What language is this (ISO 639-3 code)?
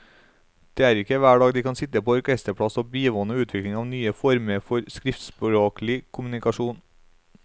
nor